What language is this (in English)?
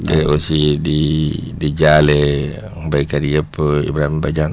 Wolof